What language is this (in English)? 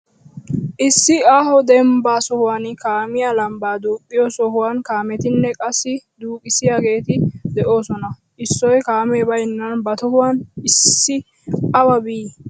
Wolaytta